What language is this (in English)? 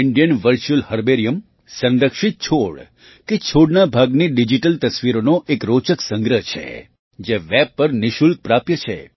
Gujarati